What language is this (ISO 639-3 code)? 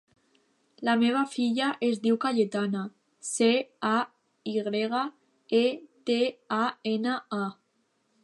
cat